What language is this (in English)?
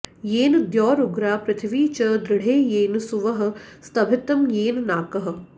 Sanskrit